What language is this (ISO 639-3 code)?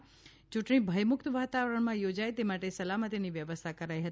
guj